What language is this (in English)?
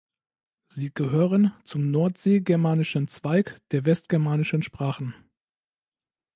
German